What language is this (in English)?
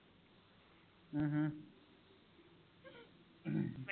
Punjabi